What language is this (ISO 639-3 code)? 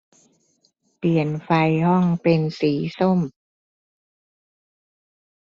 tha